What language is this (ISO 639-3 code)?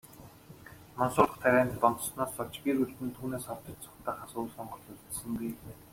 mon